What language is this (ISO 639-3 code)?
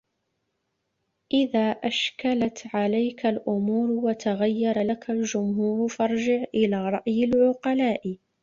ara